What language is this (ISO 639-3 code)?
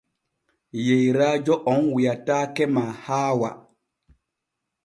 fue